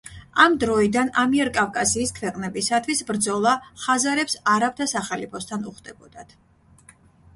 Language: Georgian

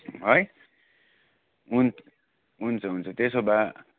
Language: Nepali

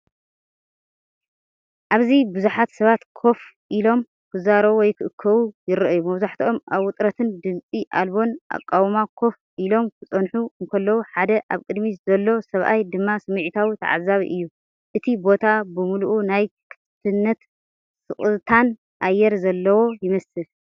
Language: Tigrinya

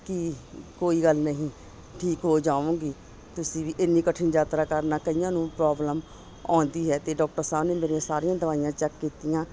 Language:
Punjabi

